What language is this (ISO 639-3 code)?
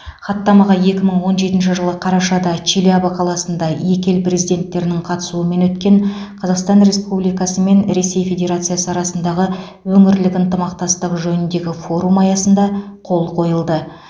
kaz